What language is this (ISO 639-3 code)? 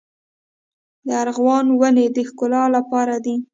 pus